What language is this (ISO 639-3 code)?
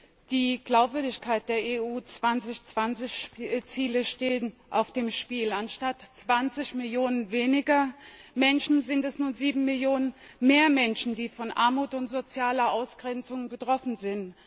deu